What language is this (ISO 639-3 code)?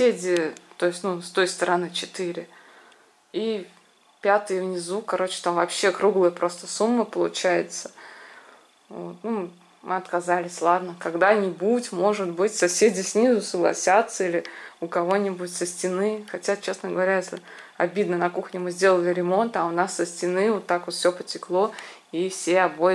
rus